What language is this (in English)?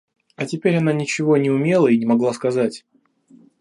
Russian